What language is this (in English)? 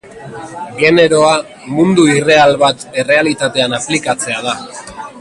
Basque